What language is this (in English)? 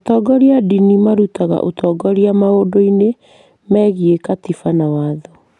Kikuyu